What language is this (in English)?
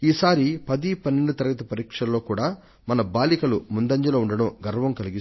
Telugu